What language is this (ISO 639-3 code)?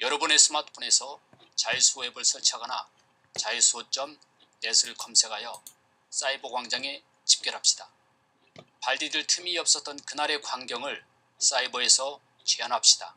kor